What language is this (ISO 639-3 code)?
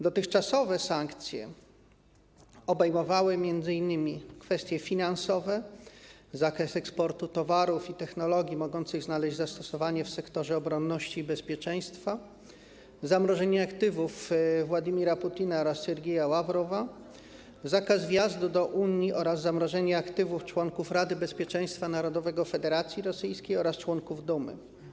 pol